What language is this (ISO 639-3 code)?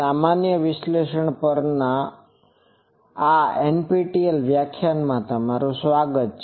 guj